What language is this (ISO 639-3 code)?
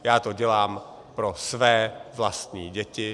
ces